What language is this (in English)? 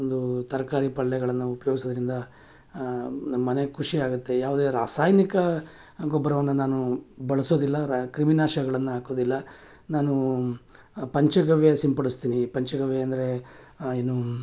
Kannada